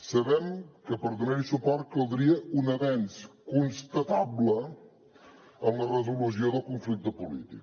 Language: Catalan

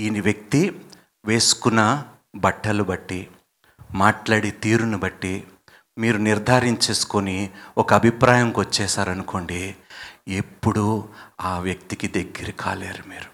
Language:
Telugu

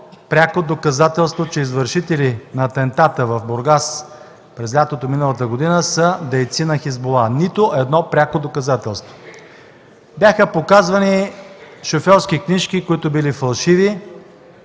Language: Bulgarian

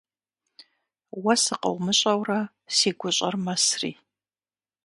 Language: Kabardian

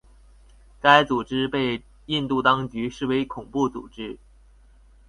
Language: Chinese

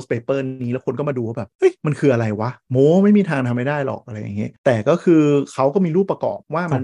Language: Thai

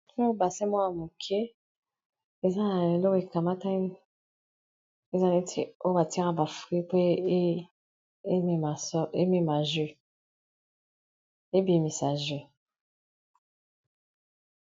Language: Lingala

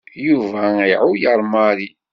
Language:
Kabyle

